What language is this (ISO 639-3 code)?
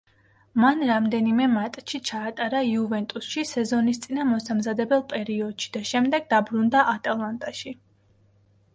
kat